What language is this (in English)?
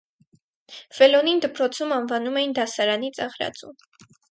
Armenian